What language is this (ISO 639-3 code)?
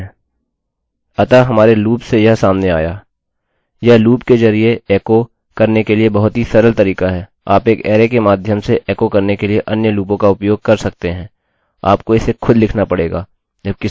hin